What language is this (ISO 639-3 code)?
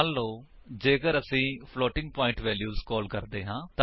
pan